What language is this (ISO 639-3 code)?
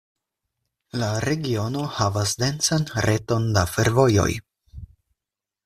epo